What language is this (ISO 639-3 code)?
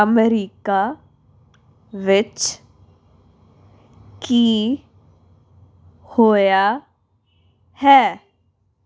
pan